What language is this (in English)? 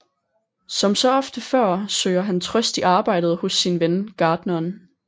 Danish